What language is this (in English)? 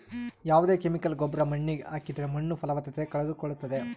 Kannada